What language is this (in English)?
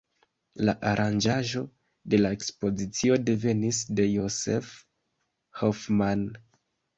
Esperanto